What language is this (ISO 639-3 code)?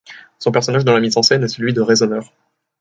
fra